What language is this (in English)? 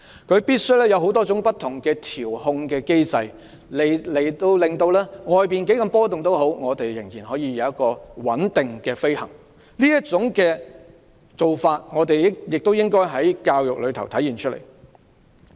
Cantonese